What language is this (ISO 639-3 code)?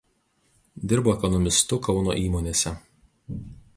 lit